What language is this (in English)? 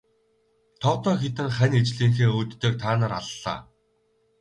Mongolian